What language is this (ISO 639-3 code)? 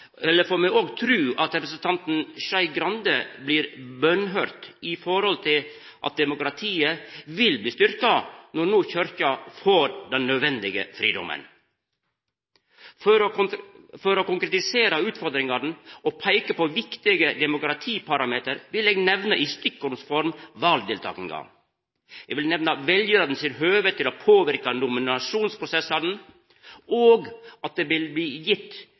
nno